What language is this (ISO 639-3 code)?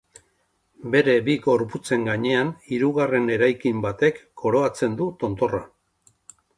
eus